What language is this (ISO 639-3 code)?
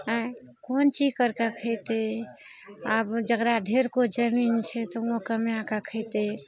mai